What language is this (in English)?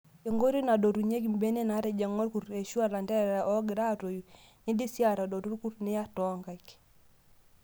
Masai